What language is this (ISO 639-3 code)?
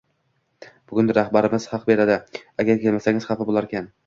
uzb